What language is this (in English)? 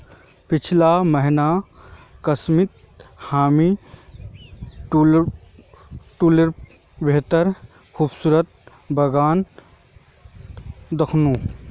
Magahi